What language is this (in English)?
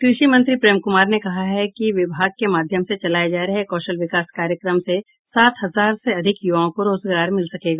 Hindi